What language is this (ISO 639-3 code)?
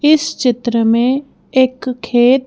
hin